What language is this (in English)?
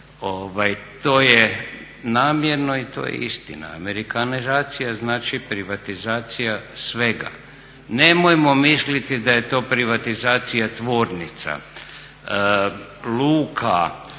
Croatian